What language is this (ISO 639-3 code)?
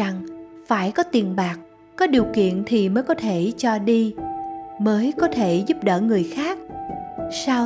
vie